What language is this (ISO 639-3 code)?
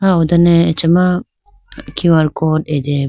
clk